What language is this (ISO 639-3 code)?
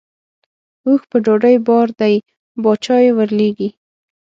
pus